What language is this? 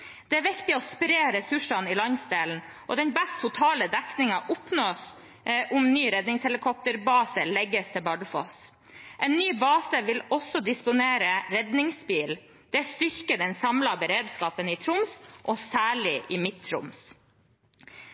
Norwegian Bokmål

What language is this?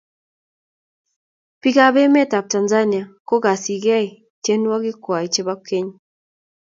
Kalenjin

